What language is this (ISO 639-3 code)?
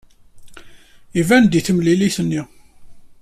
kab